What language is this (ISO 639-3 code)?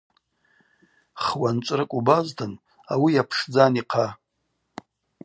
abq